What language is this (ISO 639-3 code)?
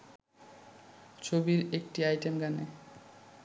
ben